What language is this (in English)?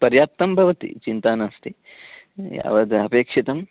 Sanskrit